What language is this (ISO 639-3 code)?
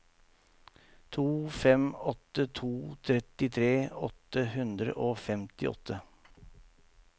nor